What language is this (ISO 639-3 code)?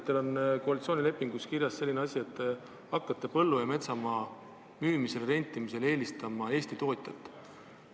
est